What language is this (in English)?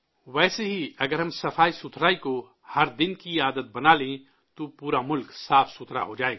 Urdu